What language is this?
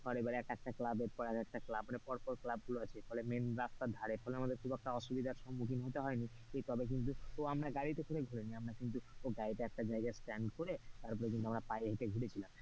Bangla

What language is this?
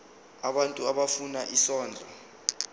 Zulu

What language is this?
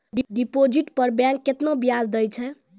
Maithili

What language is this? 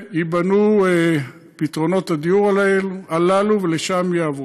Hebrew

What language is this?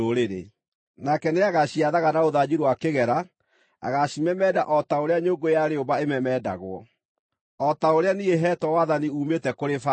Kikuyu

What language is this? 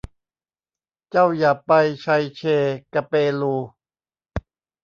Thai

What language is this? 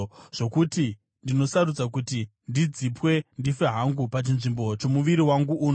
Shona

